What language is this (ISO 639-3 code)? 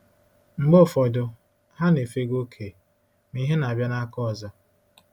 ibo